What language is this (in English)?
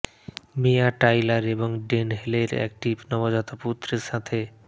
Bangla